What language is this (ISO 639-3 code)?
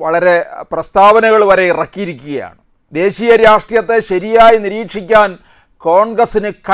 ara